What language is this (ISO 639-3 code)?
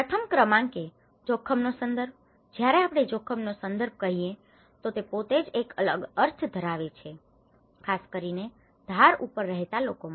guj